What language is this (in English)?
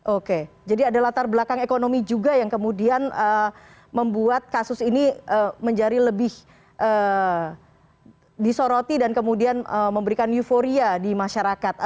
Indonesian